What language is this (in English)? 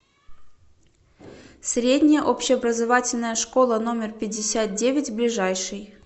Russian